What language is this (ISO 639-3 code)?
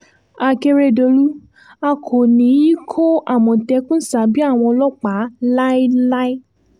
yor